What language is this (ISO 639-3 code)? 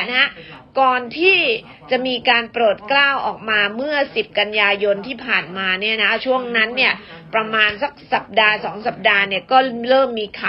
tha